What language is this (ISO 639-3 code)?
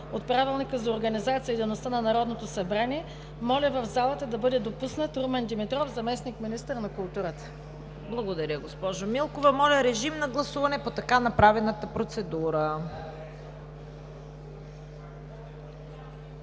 bul